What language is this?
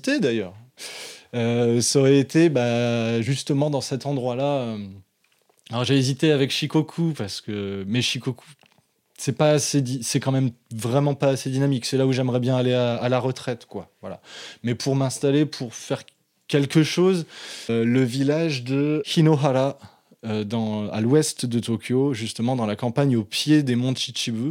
French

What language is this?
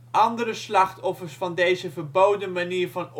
Dutch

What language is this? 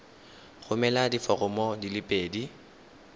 Tswana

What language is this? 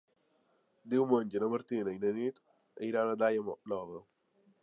Catalan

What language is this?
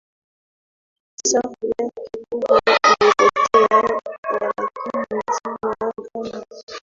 Swahili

